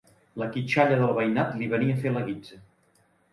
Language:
Catalan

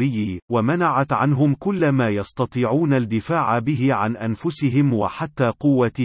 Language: Arabic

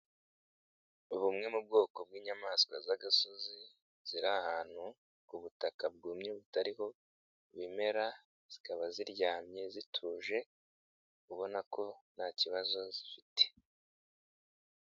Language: Kinyarwanda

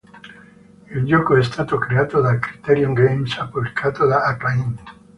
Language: Italian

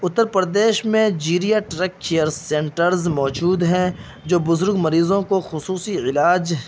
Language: Urdu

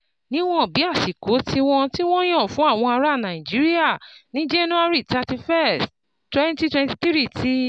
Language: Yoruba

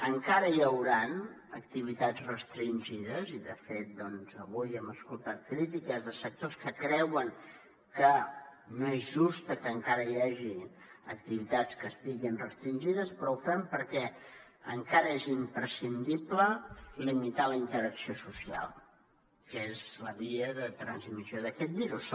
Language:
Catalan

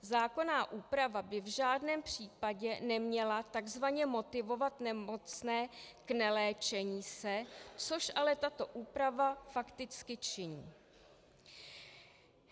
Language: Czech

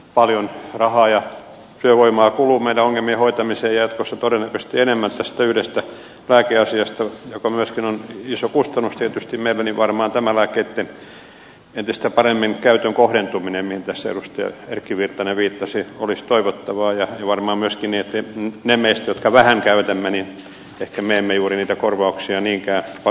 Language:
Finnish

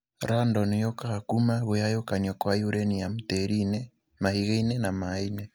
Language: Kikuyu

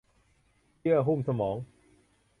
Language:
Thai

